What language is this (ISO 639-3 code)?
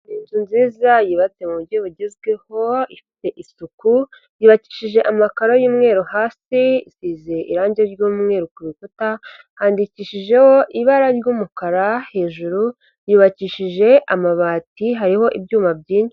kin